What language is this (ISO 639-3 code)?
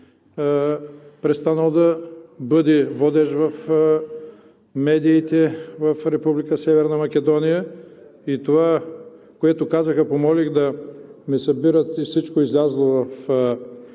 bul